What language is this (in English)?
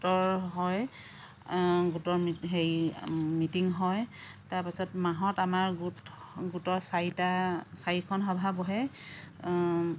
Assamese